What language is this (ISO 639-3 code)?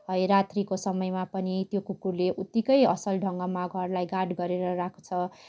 nep